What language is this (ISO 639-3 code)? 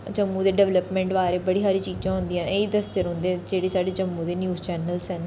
doi